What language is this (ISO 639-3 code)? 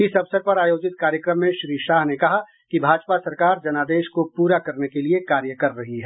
hin